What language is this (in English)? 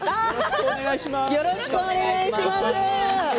Japanese